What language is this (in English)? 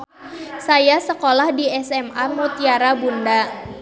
Sundanese